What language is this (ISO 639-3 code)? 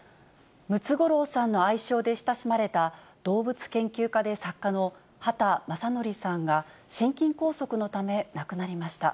jpn